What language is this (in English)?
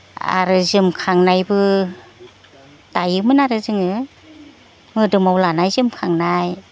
Bodo